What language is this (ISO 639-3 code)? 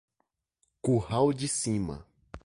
por